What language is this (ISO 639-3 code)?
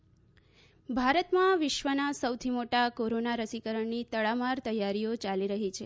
guj